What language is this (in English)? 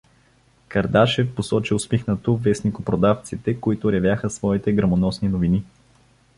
Bulgarian